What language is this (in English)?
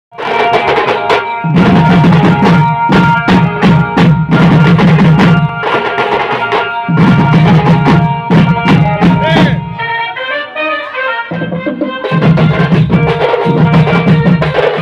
English